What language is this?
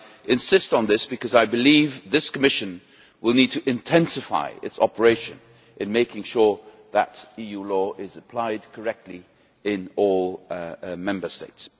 English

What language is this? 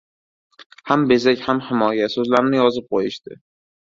Uzbek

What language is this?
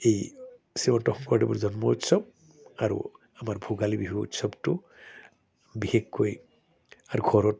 Assamese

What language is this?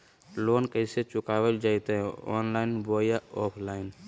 Magahi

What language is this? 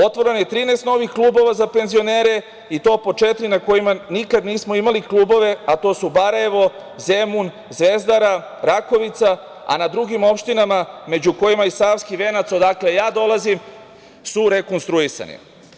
Serbian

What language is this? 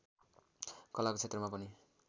Nepali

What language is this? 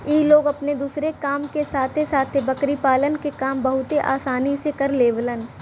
Bhojpuri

